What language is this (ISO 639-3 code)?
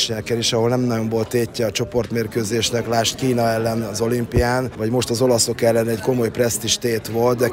hun